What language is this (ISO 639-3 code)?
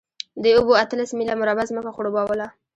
pus